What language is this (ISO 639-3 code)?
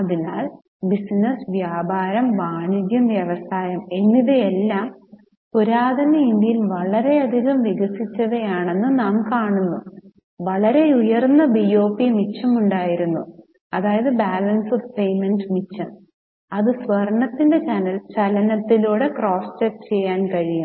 mal